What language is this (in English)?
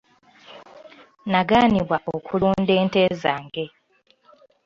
Ganda